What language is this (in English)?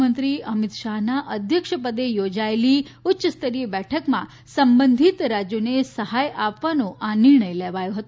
Gujarati